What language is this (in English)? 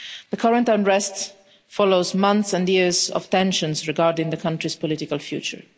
English